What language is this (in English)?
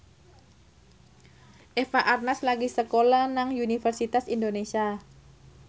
Javanese